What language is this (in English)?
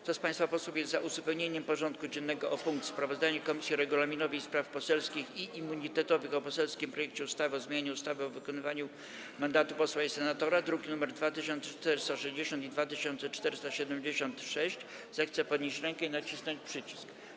Polish